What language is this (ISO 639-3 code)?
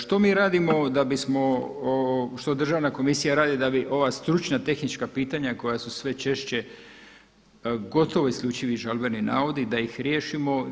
hrv